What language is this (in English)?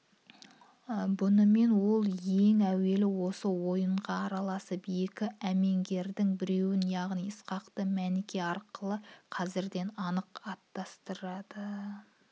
Kazakh